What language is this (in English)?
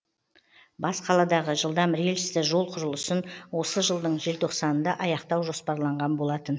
Kazakh